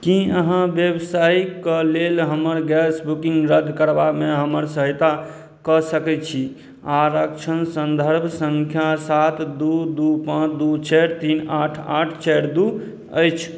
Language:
Maithili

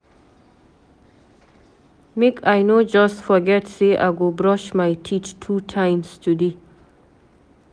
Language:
Nigerian Pidgin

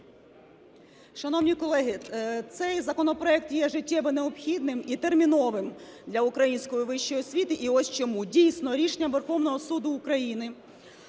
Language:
Ukrainian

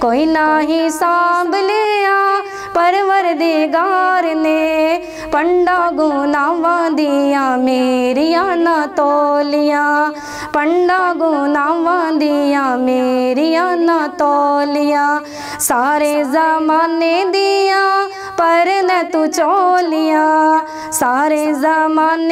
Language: Hindi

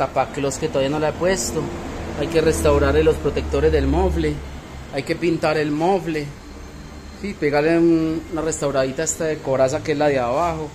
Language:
Spanish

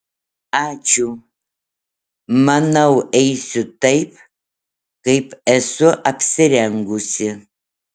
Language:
Lithuanian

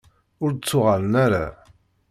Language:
Kabyle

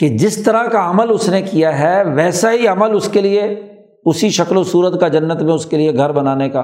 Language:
Urdu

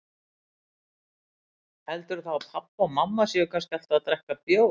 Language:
Icelandic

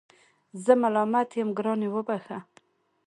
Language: Pashto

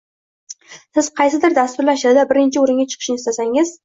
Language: Uzbek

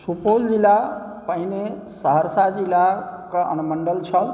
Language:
Maithili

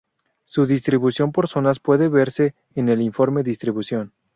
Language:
Spanish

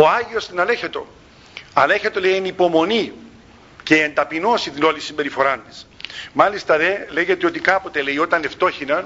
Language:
Greek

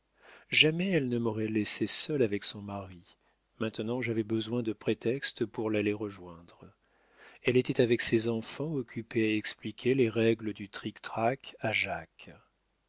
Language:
French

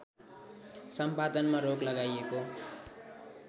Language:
Nepali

